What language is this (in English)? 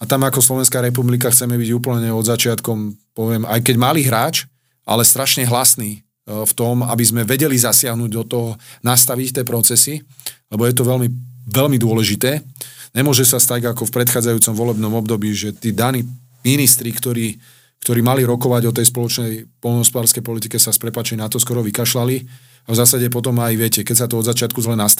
Slovak